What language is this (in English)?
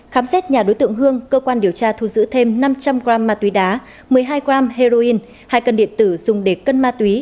Vietnamese